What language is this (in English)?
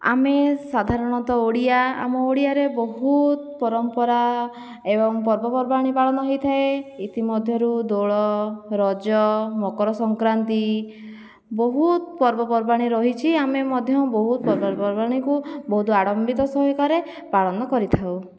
Odia